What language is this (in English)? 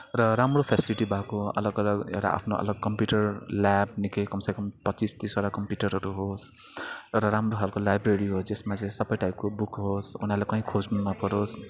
Nepali